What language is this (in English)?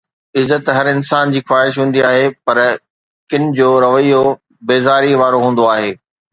Sindhi